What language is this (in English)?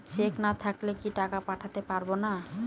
Bangla